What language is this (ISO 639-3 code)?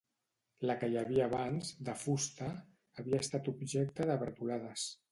cat